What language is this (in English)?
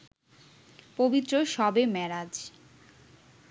Bangla